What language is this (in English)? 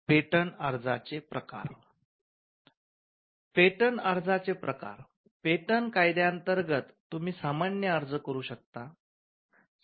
Marathi